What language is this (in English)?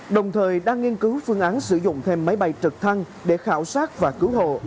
Vietnamese